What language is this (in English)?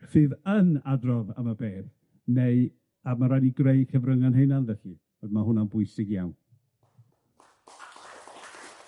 Welsh